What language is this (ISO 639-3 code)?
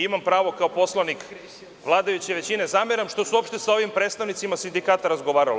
srp